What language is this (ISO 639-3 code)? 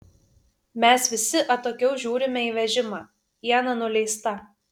lit